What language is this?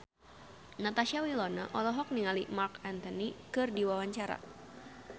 Sundanese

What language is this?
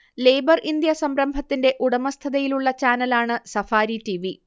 Malayalam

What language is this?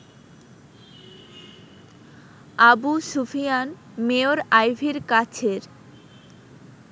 Bangla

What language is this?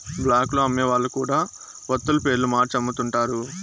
Telugu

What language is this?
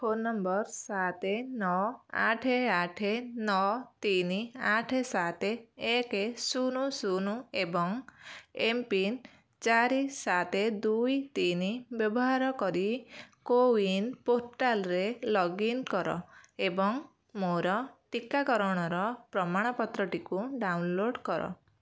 Odia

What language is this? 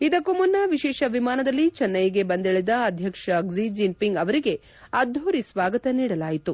Kannada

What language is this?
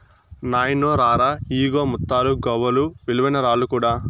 Telugu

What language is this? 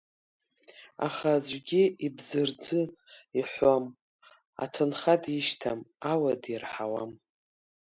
Abkhazian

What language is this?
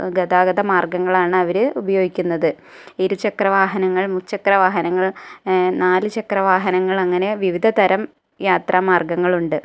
Malayalam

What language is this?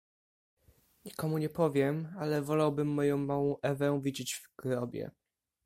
Polish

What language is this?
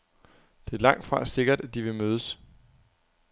Danish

